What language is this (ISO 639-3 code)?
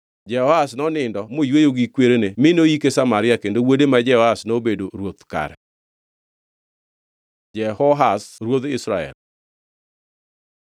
luo